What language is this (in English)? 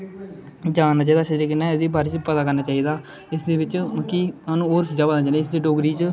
Dogri